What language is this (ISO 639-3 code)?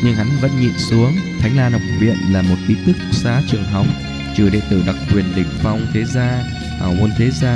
vie